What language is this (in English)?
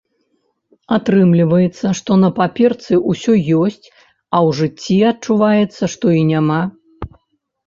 Belarusian